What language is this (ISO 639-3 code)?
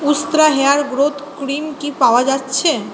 ben